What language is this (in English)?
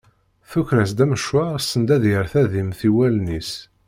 Kabyle